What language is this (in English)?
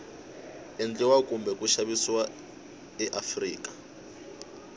Tsonga